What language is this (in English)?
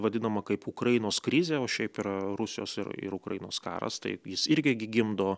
Lithuanian